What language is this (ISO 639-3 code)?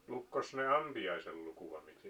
fin